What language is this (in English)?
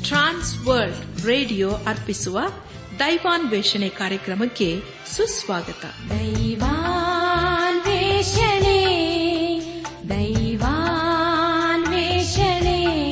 Kannada